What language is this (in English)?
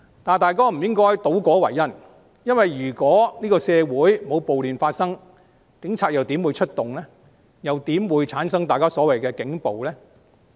Cantonese